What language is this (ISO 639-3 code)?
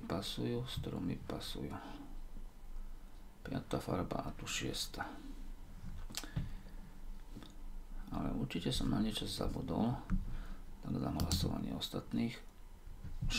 ron